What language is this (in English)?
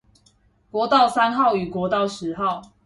Chinese